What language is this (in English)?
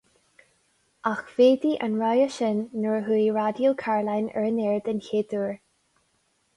Irish